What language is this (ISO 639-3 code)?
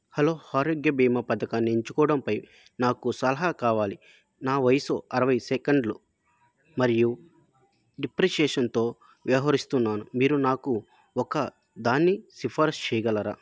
tel